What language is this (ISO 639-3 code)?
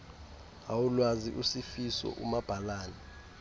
xho